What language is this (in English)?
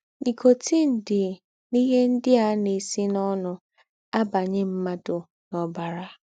Igbo